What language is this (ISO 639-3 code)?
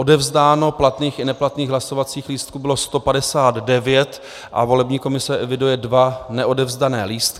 ces